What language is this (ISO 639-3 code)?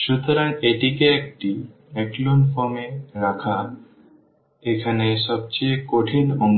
ben